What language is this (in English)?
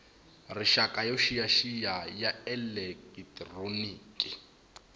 Tsonga